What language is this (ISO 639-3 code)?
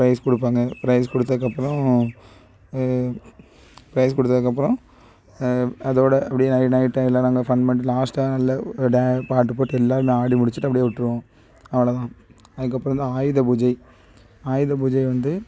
tam